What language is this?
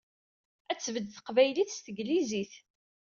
Kabyle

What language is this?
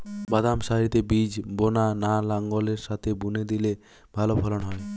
Bangla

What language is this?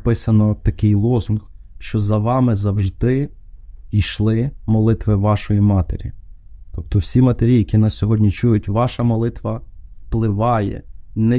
Ukrainian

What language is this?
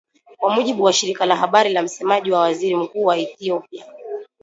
Swahili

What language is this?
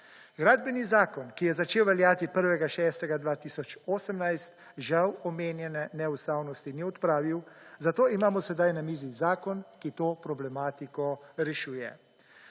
Slovenian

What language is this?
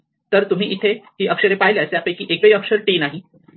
Marathi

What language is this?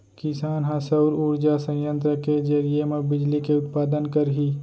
Chhattisgarhi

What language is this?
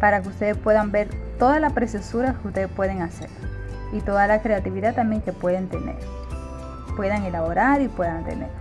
Spanish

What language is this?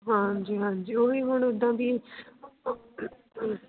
Punjabi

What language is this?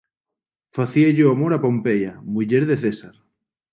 Galician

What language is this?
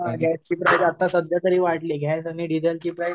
Marathi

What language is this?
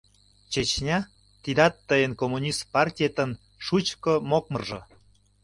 Mari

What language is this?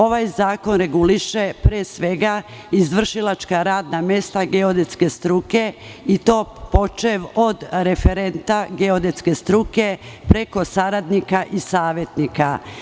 Serbian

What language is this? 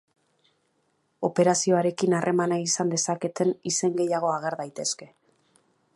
Basque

